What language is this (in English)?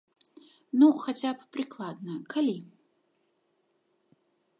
Belarusian